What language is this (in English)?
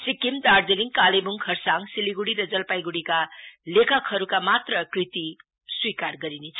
Nepali